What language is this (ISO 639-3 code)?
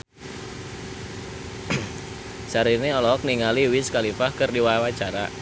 sun